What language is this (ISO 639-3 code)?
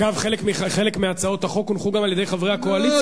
heb